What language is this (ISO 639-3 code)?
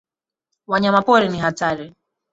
swa